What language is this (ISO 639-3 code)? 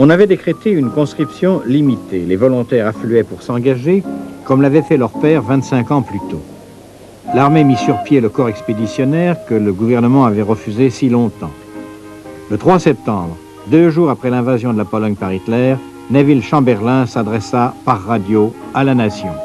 fra